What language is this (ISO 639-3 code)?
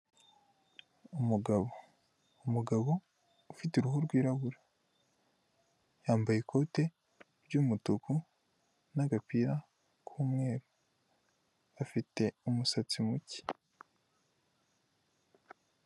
kin